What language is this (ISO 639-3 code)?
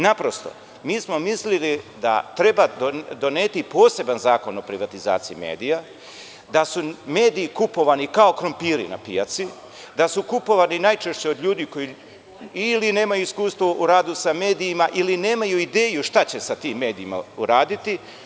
srp